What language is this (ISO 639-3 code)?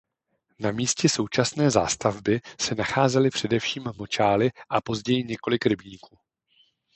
ces